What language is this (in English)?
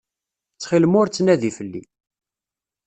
Kabyle